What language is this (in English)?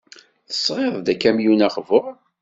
Kabyle